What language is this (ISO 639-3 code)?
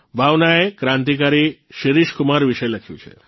guj